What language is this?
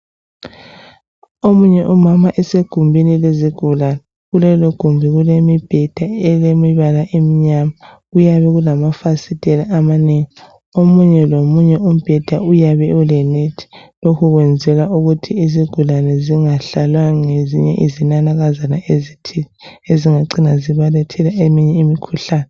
North Ndebele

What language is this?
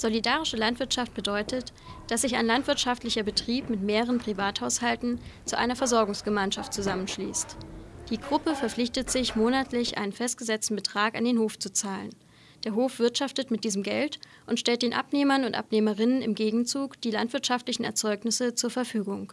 German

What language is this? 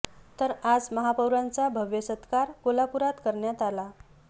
Marathi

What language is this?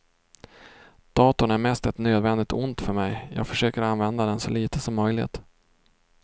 Swedish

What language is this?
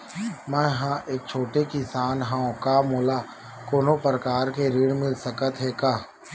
Chhattisgarhi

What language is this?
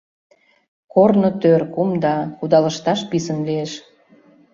Mari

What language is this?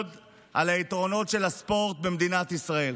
Hebrew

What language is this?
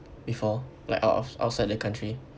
English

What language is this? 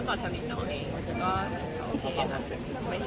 Thai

